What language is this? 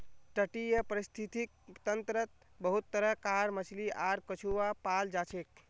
Magahi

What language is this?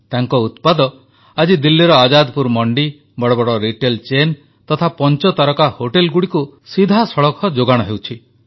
Odia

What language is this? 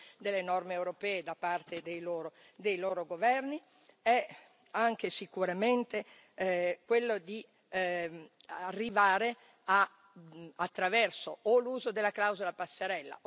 Italian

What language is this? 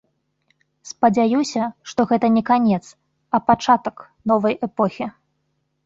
Belarusian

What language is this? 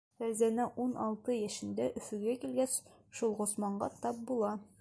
Bashkir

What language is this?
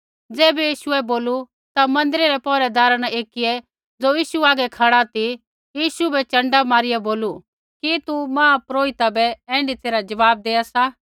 Kullu Pahari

